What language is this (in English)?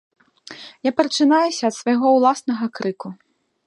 Belarusian